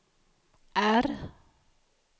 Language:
Swedish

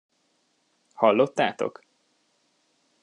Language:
Hungarian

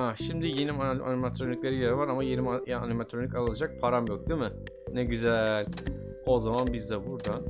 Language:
Turkish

